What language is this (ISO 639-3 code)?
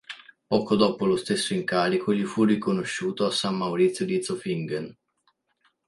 ita